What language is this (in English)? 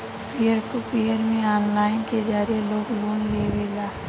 Bhojpuri